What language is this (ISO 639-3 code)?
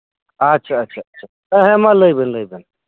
sat